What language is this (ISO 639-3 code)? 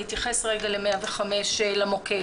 heb